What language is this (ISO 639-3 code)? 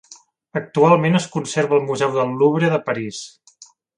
cat